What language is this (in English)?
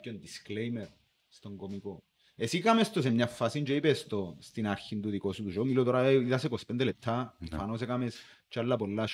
Greek